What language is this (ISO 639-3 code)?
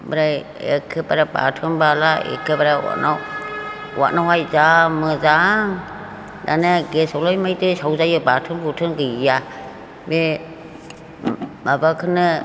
brx